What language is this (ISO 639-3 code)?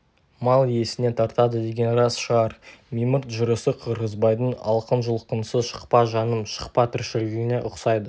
kaz